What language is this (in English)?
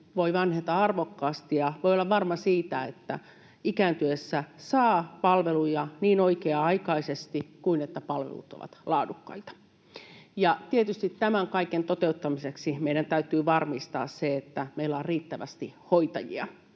Finnish